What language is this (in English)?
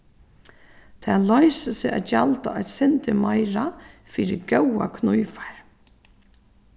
Faroese